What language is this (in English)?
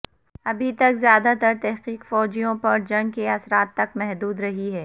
Urdu